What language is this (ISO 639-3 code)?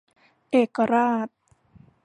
tha